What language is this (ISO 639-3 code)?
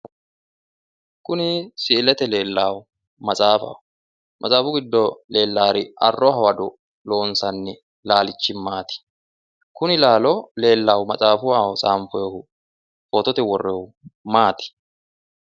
sid